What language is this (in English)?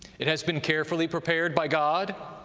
English